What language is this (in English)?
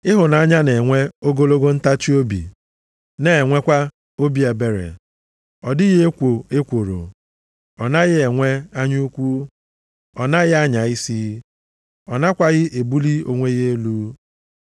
Igbo